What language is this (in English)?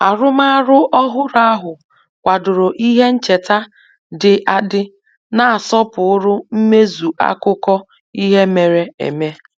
Igbo